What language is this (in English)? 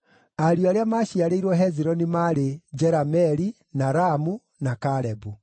Kikuyu